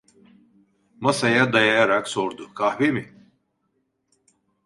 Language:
Turkish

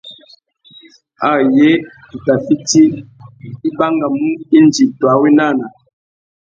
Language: Tuki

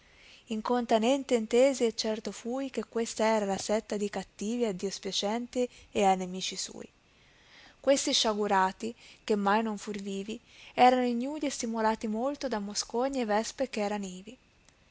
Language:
Italian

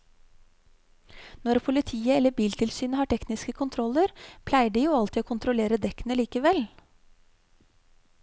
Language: Norwegian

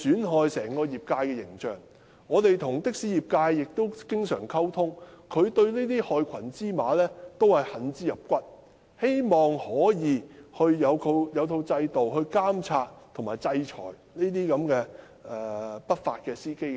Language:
Cantonese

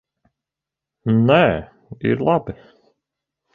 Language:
Latvian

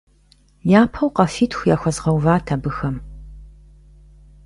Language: Kabardian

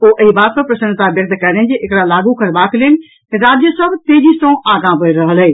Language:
Maithili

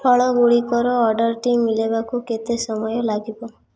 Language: Odia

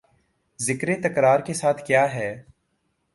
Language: Urdu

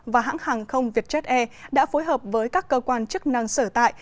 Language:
Vietnamese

